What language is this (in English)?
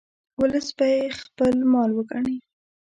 Pashto